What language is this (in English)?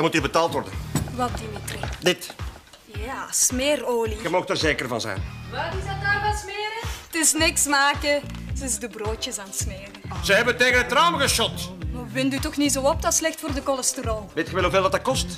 Dutch